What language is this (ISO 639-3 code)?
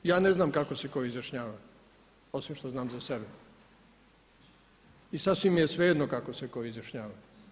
hrv